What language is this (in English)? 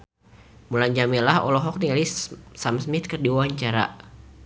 Sundanese